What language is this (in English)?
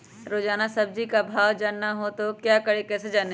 Magahi